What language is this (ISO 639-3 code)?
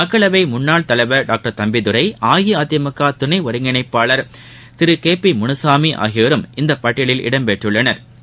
tam